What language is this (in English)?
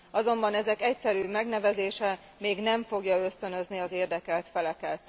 Hungarian